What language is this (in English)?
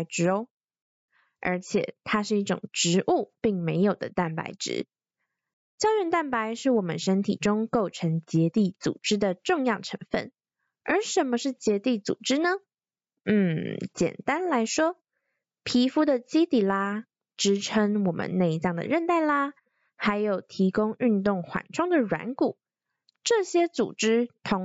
Chinese